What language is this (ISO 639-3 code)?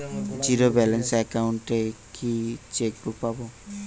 ben